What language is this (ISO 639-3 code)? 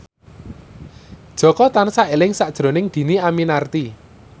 jav